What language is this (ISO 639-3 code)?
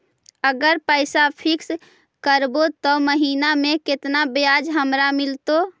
mag